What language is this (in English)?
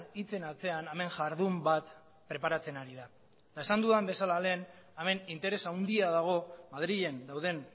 Basque